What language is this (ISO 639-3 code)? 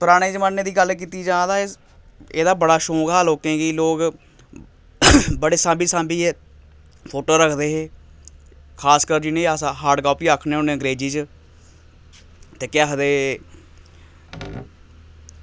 doi